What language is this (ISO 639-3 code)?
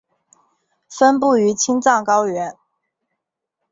zho